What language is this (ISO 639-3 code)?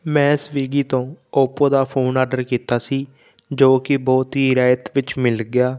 pan